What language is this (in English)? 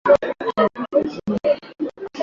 Swahili